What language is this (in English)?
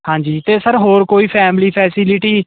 Punjabi